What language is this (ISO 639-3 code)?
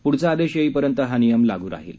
mar